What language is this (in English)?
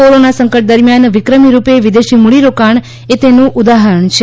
Gujarati